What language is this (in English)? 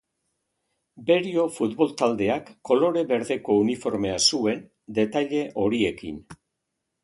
Basque